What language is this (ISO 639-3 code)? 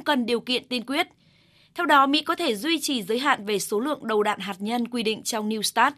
vie